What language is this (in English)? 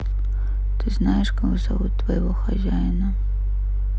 Russian